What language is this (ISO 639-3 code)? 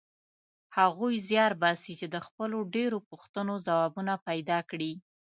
pus